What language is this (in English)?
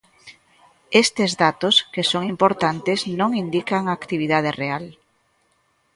Galician